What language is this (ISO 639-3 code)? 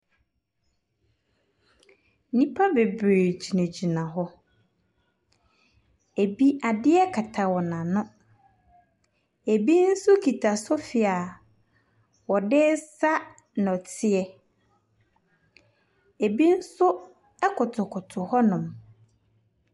aka